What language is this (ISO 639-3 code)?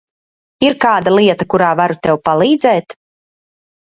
lav